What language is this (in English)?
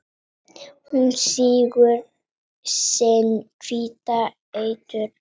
Icelandic